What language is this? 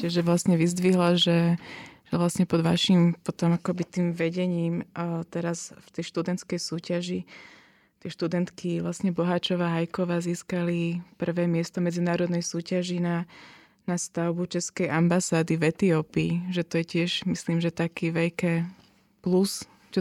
Slovak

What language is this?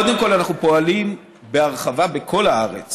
Hebrew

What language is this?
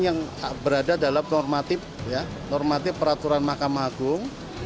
Indonesian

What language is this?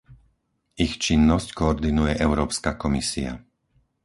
Slovak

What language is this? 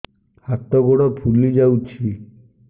Odia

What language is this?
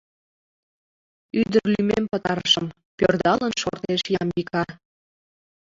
Mari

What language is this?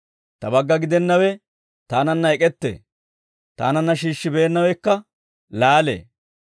Dawro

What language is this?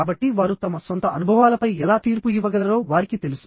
Telugu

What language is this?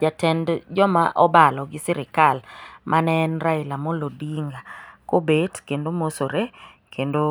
Luo (Kenya and Tanzania)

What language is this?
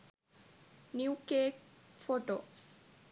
Sinhala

